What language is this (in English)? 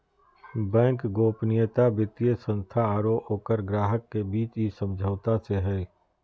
Magahi